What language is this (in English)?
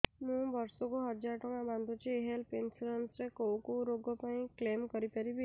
Odia